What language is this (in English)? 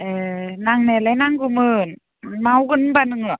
Bodo